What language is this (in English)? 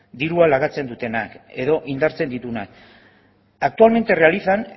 Basque